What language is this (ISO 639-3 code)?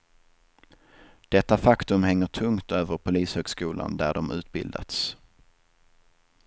swe